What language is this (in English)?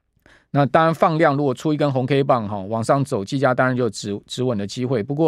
Chinese